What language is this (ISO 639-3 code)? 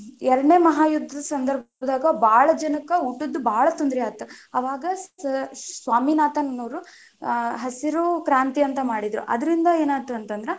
kan